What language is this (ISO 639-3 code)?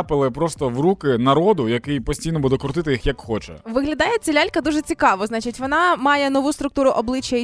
ukr